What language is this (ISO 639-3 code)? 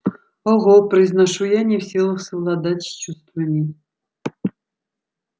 rus